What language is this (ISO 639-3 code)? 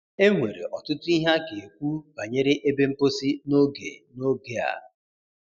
ibo